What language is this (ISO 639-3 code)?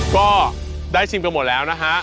tha